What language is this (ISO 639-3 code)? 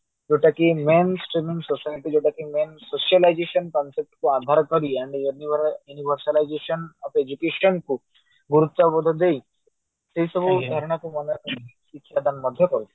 ori